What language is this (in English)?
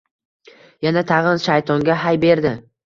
Uzbek